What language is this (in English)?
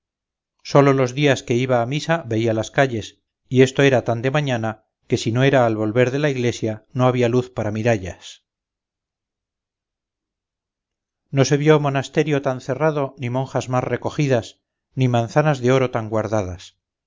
Spanish